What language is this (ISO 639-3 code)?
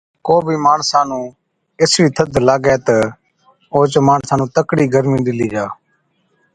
odk